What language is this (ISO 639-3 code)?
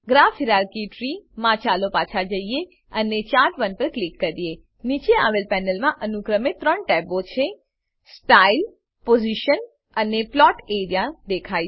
guj